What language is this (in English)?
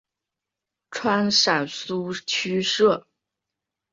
Chinese